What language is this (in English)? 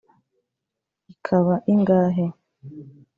Kinyarwanda